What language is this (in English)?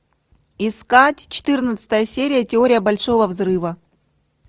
Russian